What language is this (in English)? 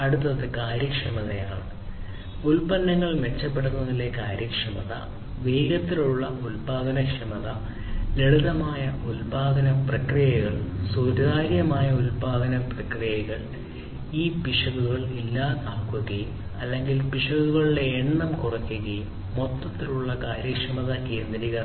Malayalam